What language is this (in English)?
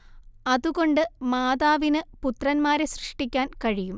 Malayalam